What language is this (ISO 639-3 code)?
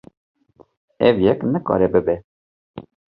kur